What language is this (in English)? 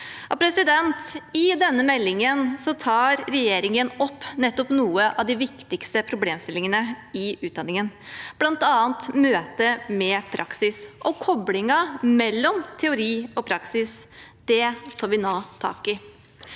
Norwegian